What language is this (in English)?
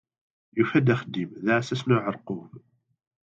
Kabyle